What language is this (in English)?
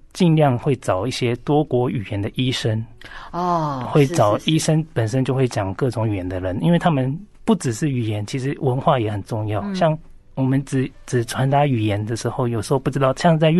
Chinese